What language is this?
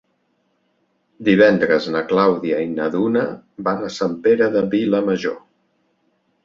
Catalan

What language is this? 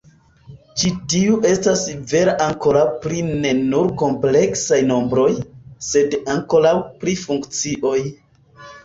Esperanto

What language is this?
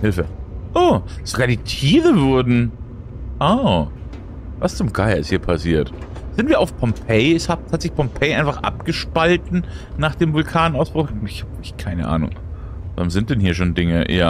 German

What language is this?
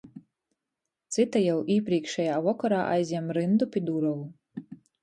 Latgalian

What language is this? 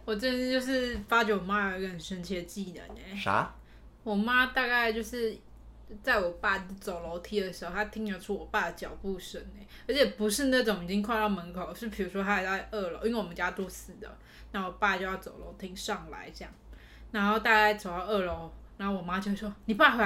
Chinese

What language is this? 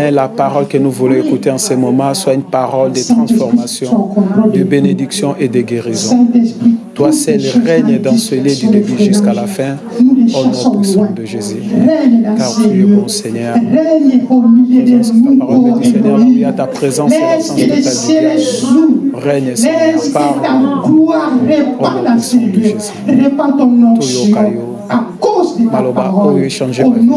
French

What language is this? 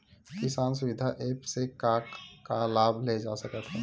Chhattisgarhi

